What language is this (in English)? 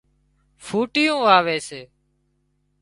Wadiyara Koli